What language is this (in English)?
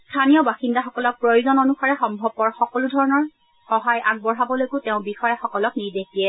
Assamese